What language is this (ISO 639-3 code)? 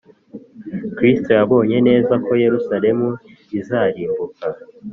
kin